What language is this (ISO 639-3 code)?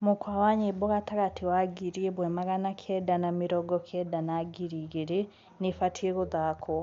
kik